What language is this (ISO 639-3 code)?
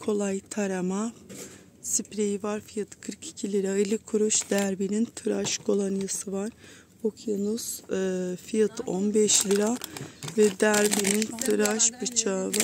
tur